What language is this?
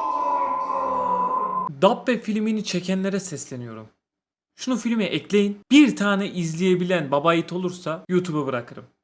Turkish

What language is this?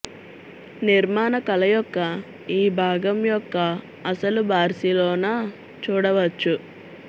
Telugu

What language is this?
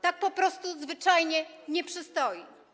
Polish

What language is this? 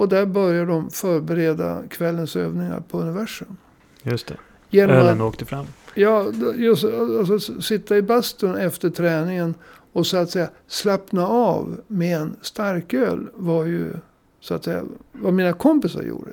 Swedish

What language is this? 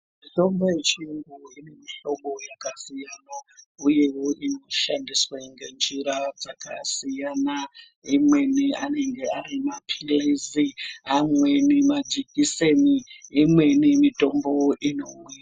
Ndau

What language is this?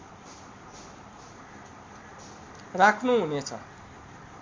Nepali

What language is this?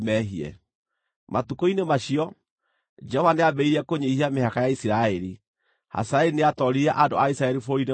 Kikuyu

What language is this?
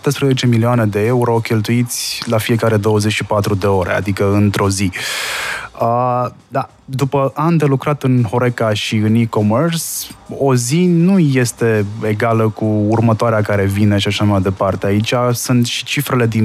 Romanian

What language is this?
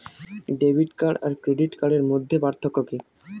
Bangla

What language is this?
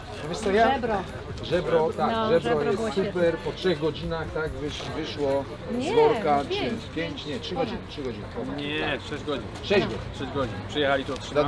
Polish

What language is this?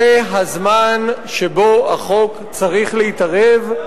Hebrew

